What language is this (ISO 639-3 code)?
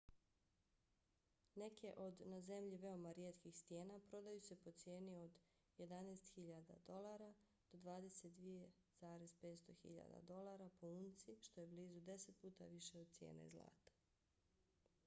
bos